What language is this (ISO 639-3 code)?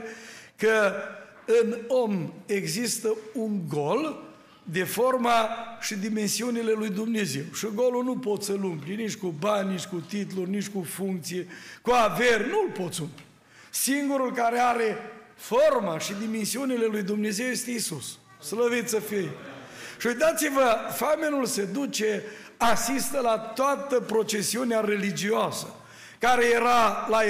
ron